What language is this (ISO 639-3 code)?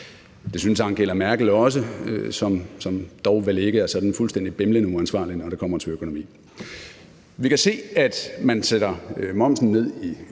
dan